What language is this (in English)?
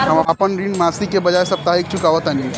Bhojpuri